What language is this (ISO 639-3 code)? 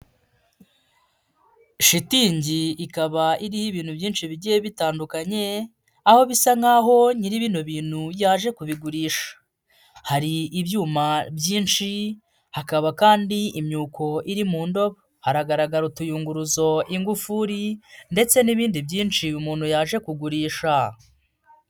kin